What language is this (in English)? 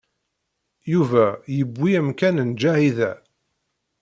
Kabyle